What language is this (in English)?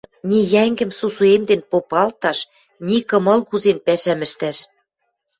Western Mari